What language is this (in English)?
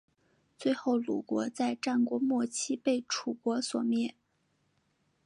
Chinese